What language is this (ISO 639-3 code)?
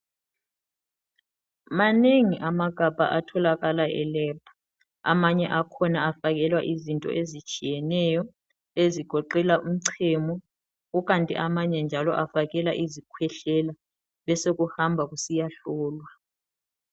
nde